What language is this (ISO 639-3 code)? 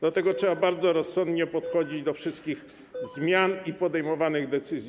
pol